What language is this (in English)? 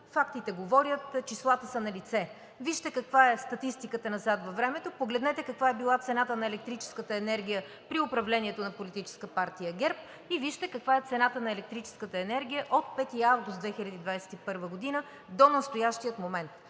Bulgarian